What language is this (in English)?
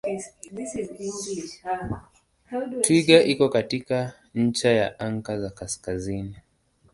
Swahili